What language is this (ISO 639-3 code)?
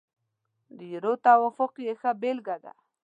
pus